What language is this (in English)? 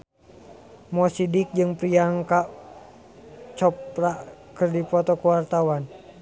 Sundanese